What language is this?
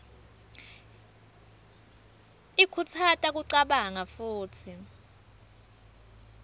Swati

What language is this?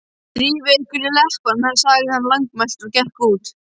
Icelandic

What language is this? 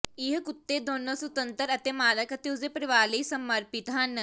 Punjabi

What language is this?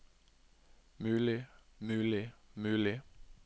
Norwegian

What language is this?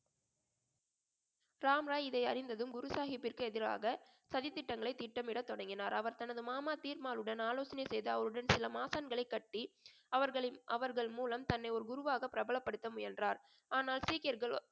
Tamil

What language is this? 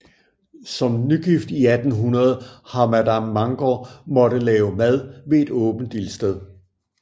Danish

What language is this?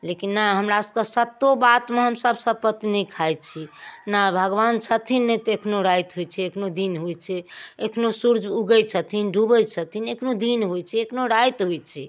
Maithili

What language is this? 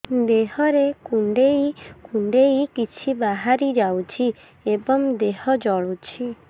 Odia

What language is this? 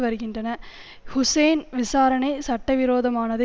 Tamil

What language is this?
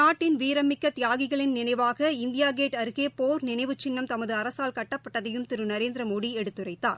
Tamil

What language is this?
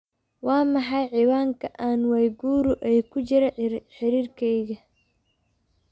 Somali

